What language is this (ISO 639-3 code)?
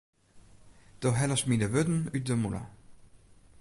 fry